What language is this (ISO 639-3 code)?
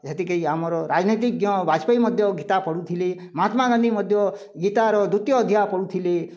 ori